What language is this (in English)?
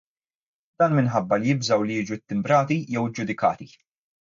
Maltese